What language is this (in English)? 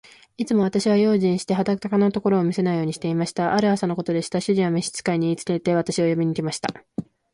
Japanese